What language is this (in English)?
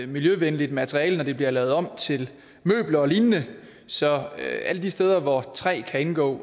Danish